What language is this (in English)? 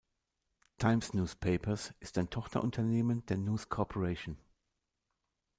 German